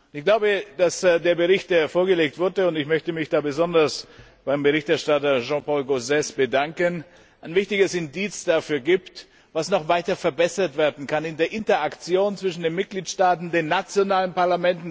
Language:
German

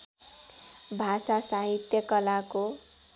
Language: Nepali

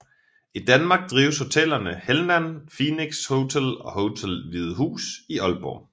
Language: Danish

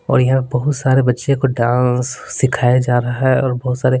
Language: Hindi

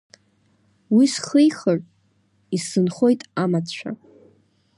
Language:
Abkhazian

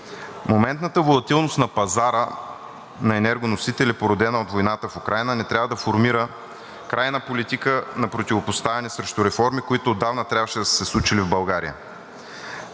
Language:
Bulgarian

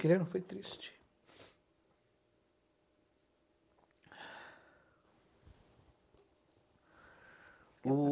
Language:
Portuguese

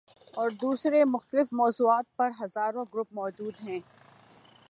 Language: Urdu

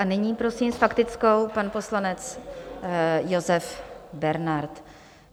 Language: Czech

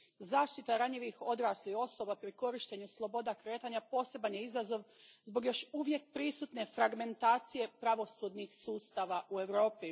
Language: Croatian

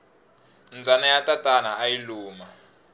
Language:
Tsonga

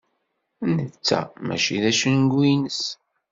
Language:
Kabyle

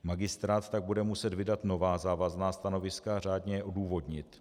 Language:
Czech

